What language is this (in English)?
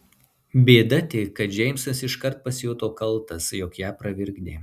Lithuanian